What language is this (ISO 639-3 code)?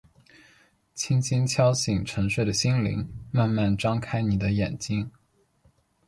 zho